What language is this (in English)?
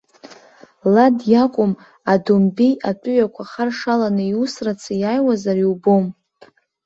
Abkhazian